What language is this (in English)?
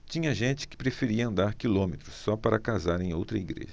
Portuguese